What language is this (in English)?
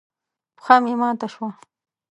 Pashto